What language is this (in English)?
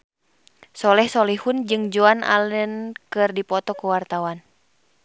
Sundanese